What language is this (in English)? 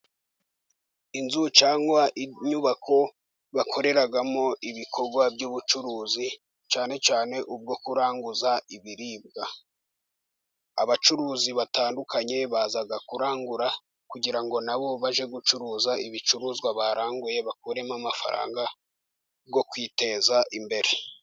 Kinyarwanda